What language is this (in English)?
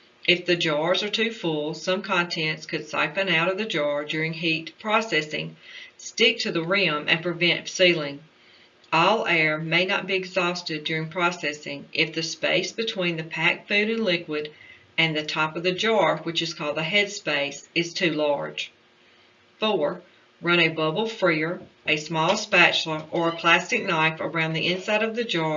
English